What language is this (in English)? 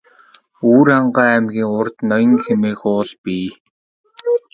Mongolian